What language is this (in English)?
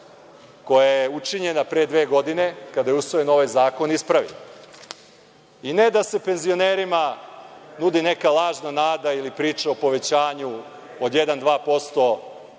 Serbian